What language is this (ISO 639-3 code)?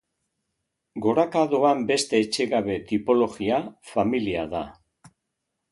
eus